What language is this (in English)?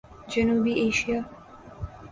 Urdu